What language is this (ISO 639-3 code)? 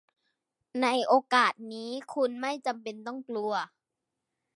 tha